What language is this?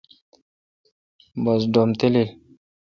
Kalkoti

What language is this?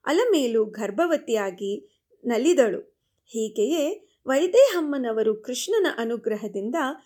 Kannada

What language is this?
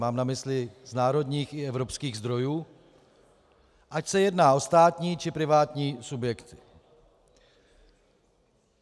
Czech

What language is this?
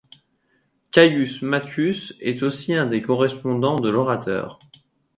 French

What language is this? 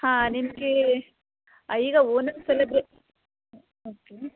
Kannada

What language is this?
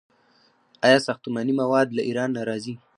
Pashto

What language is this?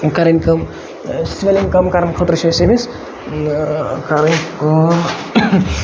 Kashmiri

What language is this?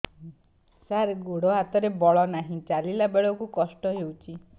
Odia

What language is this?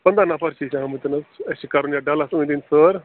Kashmiri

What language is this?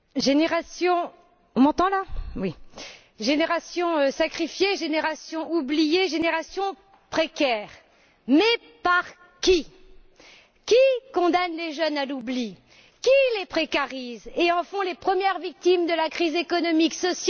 French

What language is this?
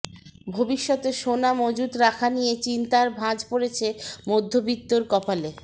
Bangla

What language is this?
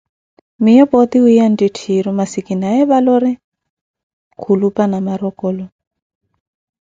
Koti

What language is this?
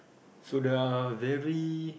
English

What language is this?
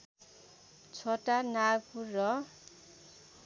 Nepali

